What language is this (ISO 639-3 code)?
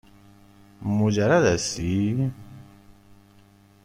fas